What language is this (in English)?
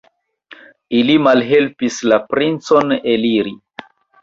Esperanto